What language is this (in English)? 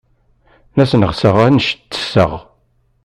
Kabyle